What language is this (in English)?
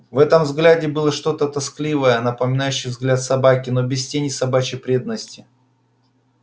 Russian